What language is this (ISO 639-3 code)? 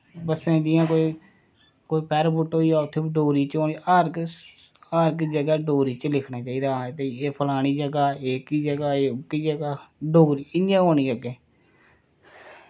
doi